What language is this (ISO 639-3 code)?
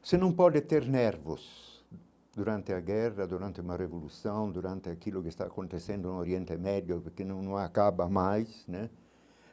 por